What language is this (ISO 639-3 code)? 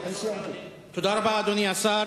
heb